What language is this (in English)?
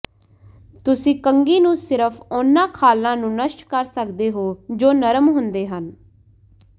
Punjabi